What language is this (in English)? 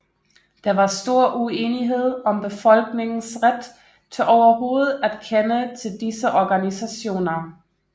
Danish